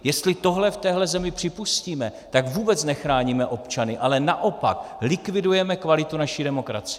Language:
Czech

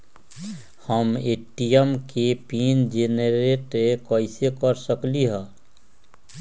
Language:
Magahi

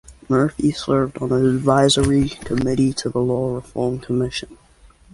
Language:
English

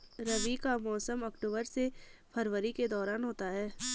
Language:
Hindi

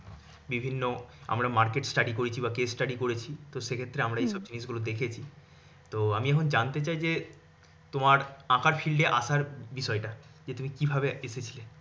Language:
Bangla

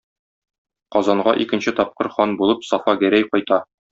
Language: Tatar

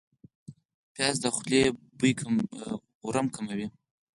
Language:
Pashto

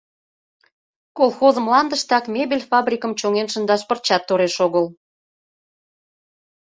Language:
Mari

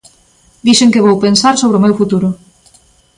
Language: Galician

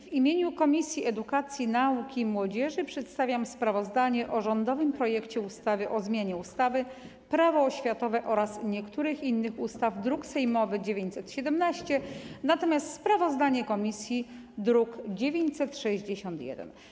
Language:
Polish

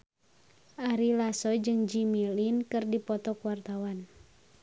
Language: Sundanese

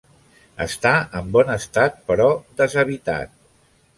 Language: Catalan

